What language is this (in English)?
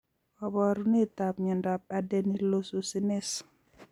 Kalenjin